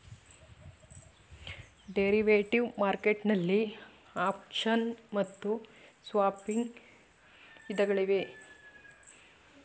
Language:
Kannada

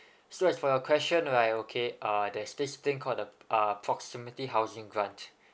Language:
English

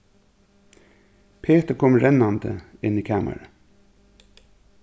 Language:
Faroese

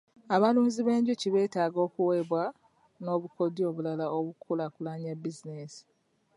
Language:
Ganda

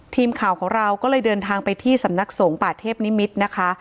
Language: Thai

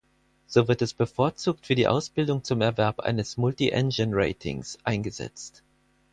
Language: German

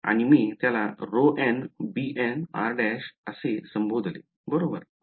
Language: Marathi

